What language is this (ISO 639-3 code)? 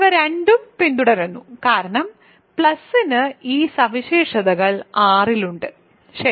mal